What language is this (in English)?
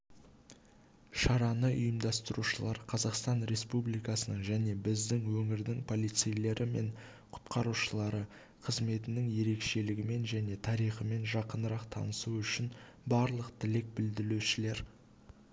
Kazakh